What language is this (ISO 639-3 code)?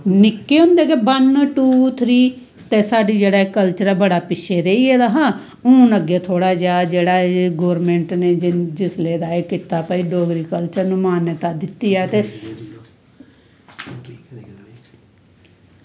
doi